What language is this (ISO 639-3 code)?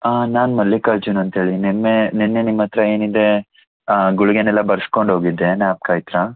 kan